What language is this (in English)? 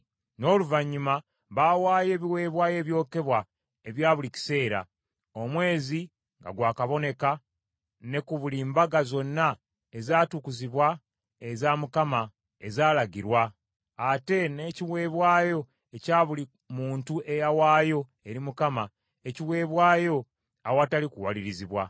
Ganda